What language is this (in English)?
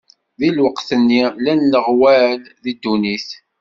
Kabyle